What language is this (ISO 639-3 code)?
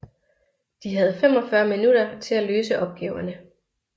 dan